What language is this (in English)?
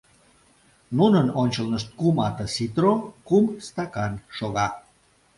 Mari